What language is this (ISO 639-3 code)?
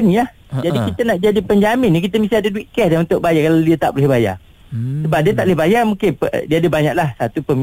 msa